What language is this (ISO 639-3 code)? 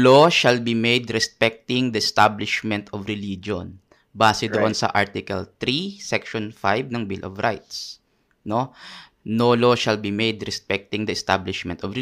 fil